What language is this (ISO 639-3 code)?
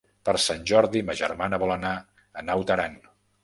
cat